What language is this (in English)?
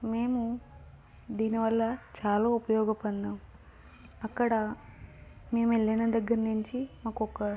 Telugu